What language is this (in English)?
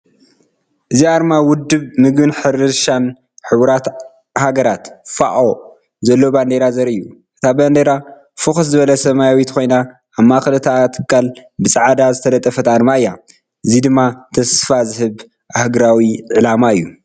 Tigrinya